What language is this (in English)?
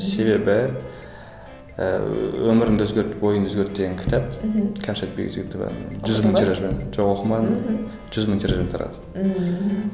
Kazakh